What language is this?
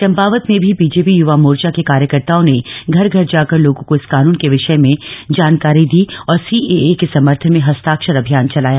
Hindi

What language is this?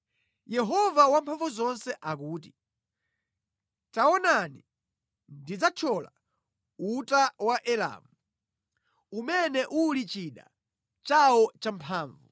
Nyanja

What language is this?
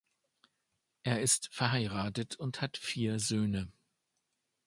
German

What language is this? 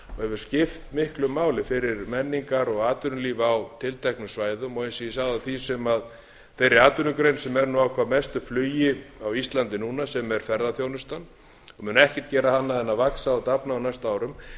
Icelandic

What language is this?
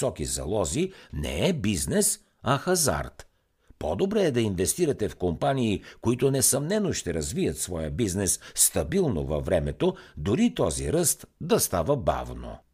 Bulgarian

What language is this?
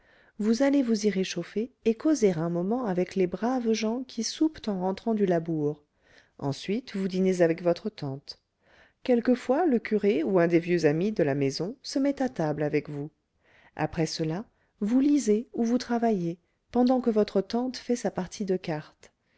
French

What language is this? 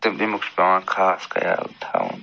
Kashmiri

